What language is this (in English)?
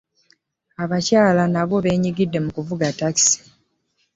Ganda